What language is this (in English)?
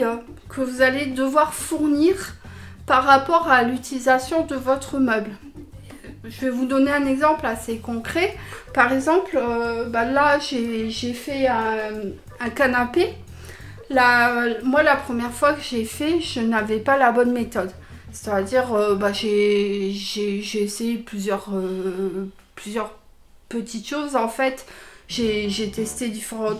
French